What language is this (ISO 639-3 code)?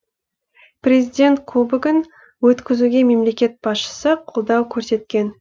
kaz